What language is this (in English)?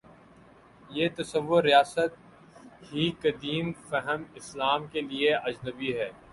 Urdu